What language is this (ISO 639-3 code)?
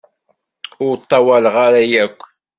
kab